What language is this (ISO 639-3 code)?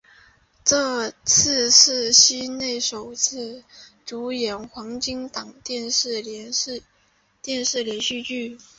zho